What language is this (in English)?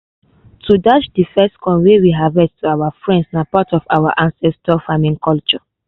Nigerian Pidgin